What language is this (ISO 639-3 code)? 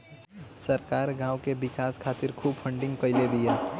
bho